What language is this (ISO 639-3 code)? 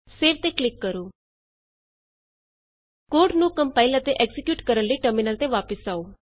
pan